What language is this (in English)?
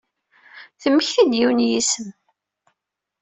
Kabyle